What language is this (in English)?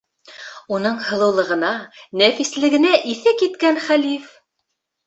Bashkir